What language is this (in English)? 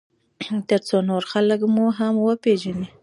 Pashto